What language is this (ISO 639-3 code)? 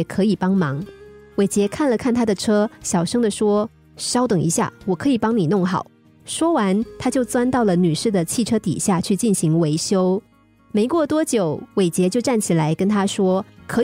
zho